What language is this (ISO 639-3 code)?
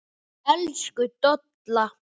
isl